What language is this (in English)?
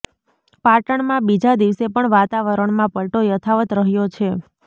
Gujarati